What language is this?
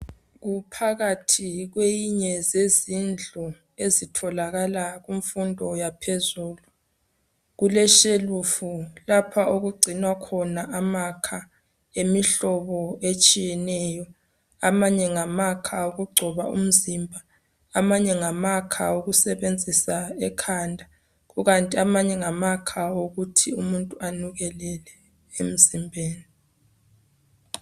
North Ndebele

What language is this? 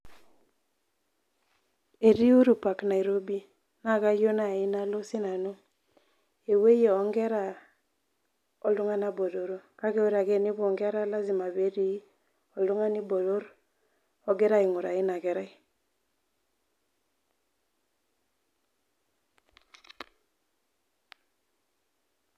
Masai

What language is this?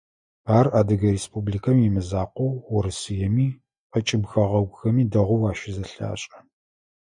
Adyghe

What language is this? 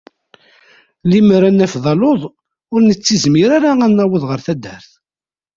Kabyle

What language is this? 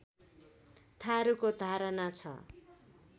Nepali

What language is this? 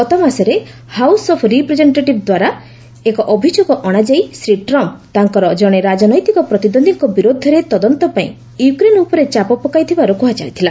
Odia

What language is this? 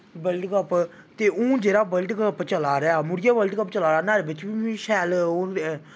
Dogri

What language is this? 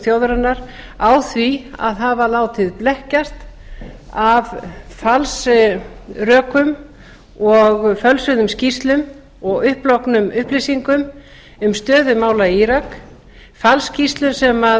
Icelandic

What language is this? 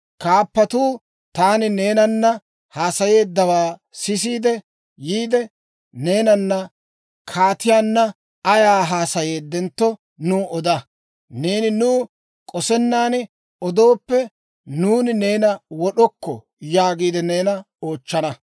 Dawro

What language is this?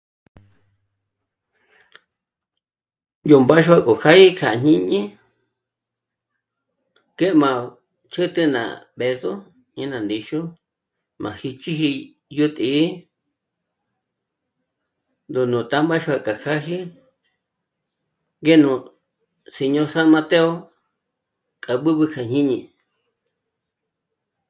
Michoacán Mazahua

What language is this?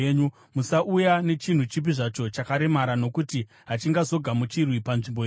Shona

